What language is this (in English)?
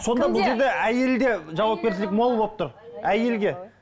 Kazakh